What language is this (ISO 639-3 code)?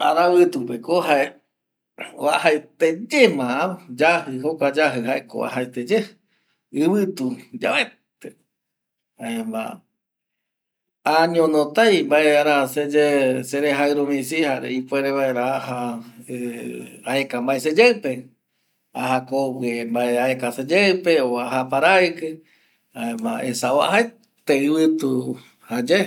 gui